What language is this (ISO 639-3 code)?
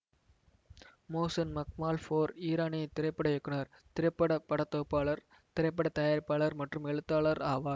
tam